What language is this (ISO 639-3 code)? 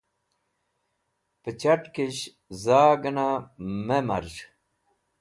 wbl